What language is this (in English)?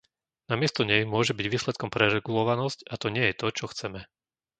Slovak